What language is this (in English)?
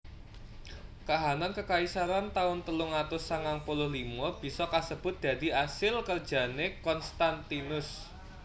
Javanese